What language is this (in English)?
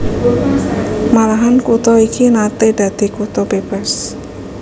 Javanese